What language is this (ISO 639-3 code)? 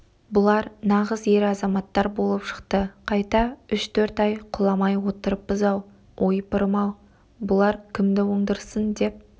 kaz